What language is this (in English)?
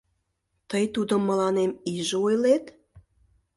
Mari